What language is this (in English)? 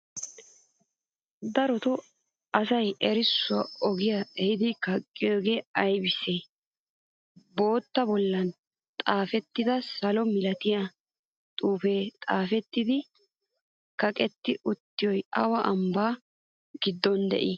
Wolaytta